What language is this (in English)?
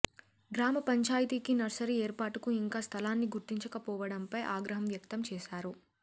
Telugu